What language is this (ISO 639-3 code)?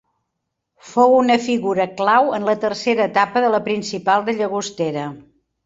cat